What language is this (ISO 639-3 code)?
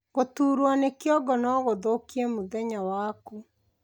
kik